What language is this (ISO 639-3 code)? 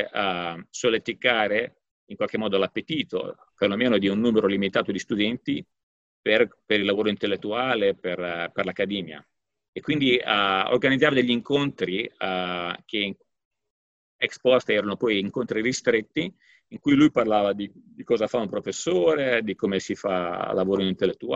ita